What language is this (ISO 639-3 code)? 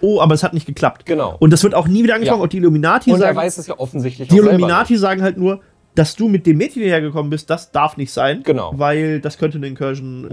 deu